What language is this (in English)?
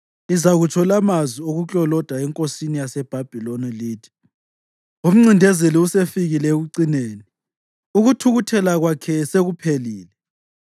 North Ndebele